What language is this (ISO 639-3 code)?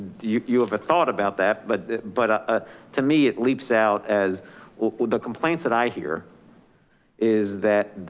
eng